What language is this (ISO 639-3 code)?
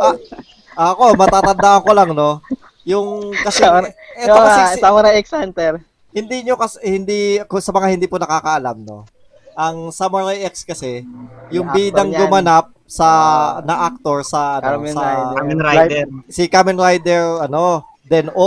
fil